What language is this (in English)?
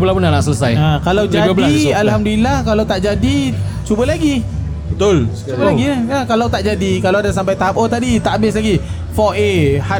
Malay